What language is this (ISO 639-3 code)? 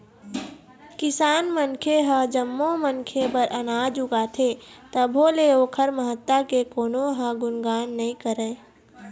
hne